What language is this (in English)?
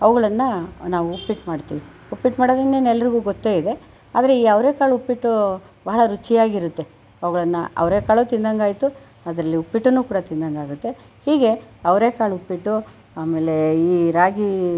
Kannada